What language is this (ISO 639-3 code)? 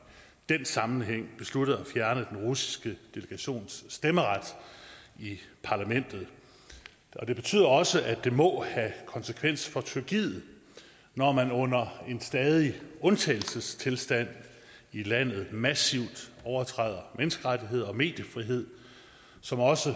dan